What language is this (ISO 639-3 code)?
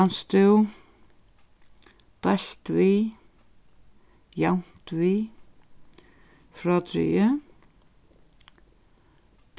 fao